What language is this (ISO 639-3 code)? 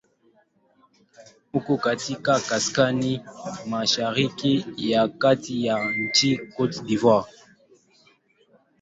swa